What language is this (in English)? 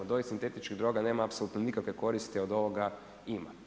Croatian